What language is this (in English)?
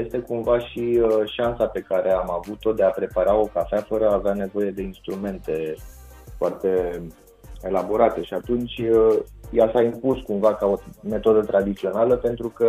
Romanian